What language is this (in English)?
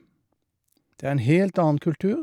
Norwegian